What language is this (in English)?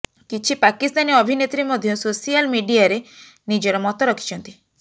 Odia